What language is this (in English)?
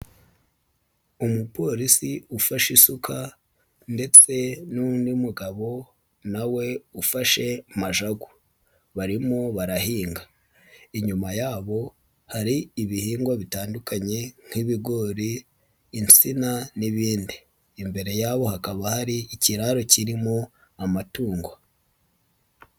Kinyarwanda